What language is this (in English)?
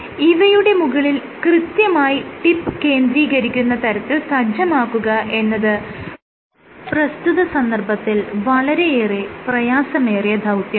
Malayalam